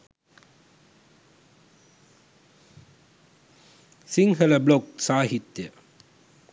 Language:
Sinhala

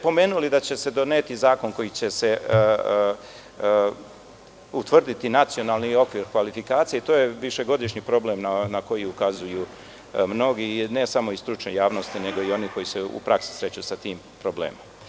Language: Serbian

